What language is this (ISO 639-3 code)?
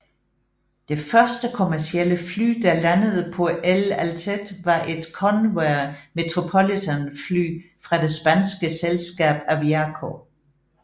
dan